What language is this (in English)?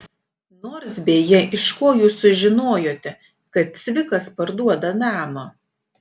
Lithuanian